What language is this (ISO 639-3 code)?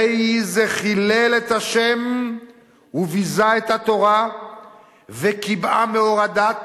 heb